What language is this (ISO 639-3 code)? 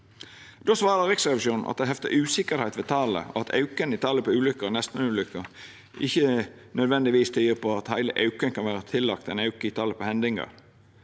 nor